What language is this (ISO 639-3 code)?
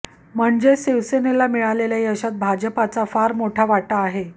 mar